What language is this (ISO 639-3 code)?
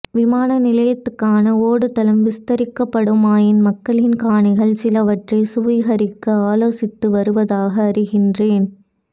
tam